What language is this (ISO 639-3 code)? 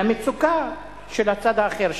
heb